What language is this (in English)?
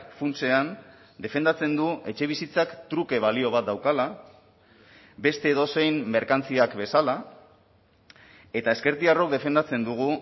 Basque